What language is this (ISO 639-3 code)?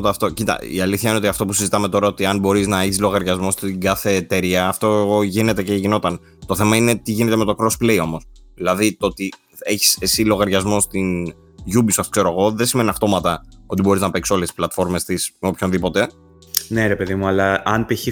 ell